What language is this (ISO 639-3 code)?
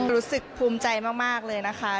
tha